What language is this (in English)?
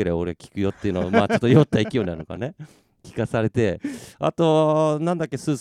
Japanese